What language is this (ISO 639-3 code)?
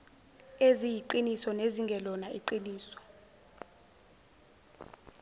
zul